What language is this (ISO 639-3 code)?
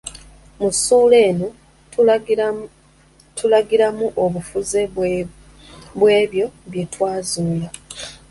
lug